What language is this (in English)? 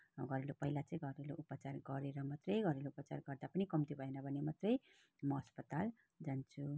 Nepali